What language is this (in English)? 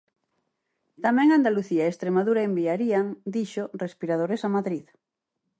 Galician